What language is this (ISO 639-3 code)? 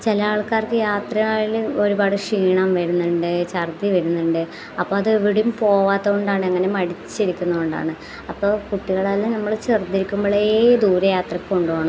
mal